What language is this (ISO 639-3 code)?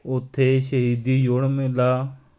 pan